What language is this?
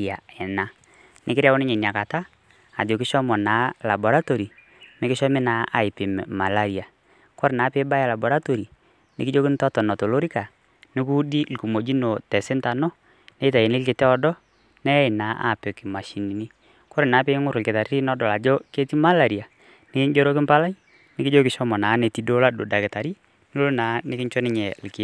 Masai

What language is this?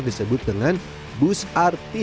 Indonesian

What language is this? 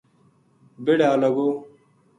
Gujari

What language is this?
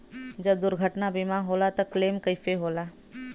Bhojpuri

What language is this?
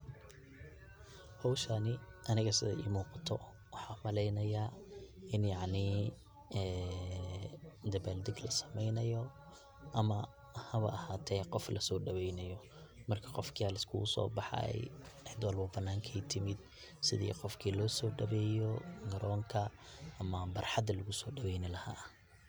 Somali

